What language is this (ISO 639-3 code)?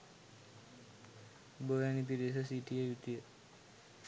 sin